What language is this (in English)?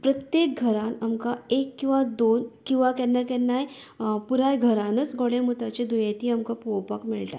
Konkani